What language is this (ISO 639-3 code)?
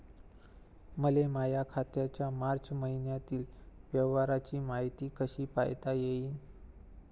mar